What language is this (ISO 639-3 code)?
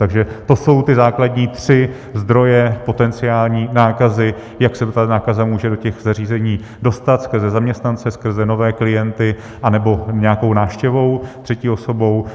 ces